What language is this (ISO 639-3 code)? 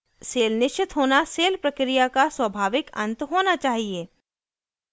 hin